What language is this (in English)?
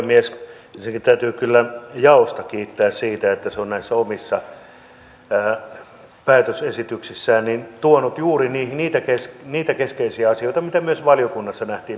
Finnish